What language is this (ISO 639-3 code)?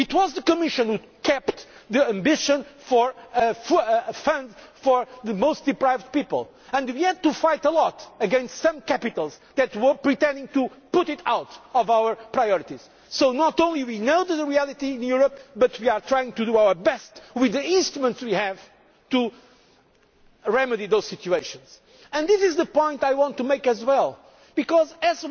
eng